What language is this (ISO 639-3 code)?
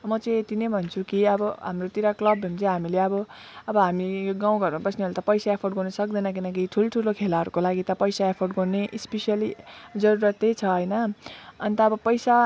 nep